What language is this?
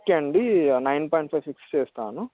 Telugu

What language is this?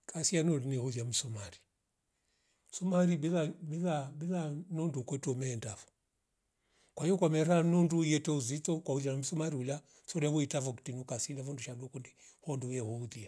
Rombo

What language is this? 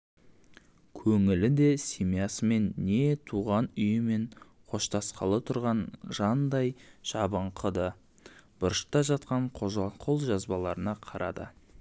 Kazakh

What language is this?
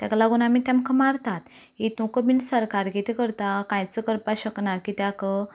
Konkani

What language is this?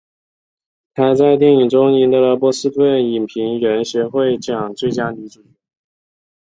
Chinese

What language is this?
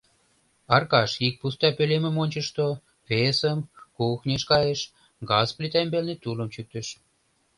Mari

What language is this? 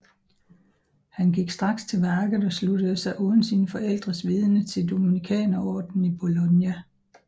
Danish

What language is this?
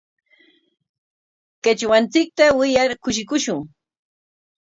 Corongo Ancash Quechua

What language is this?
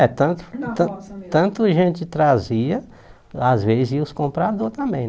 Portuguese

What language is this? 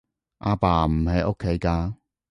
Cantonese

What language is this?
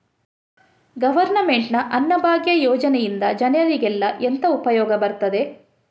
Kannada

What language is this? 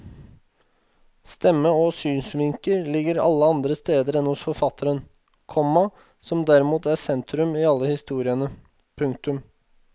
Norwegian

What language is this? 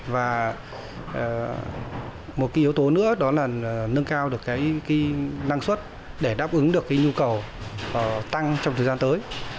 Vietnamese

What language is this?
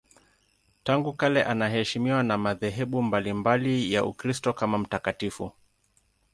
Swahili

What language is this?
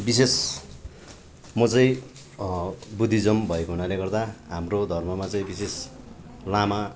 Nepali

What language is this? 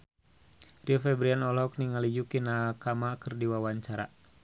Sundanese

